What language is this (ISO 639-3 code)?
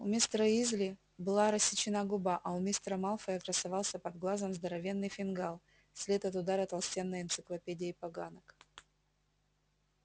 rus